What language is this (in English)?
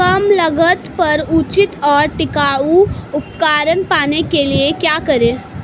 Hindi